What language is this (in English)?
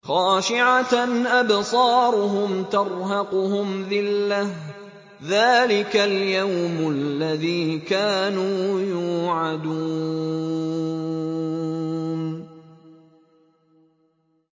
Arabic